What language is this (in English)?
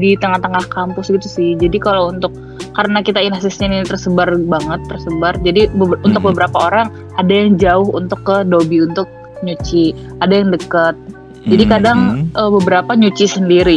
Indonesian